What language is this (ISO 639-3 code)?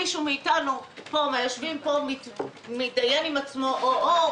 heb